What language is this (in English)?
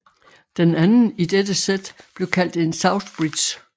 Danish